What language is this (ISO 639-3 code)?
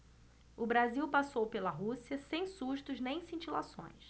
por